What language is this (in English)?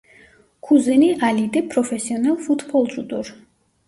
Turkish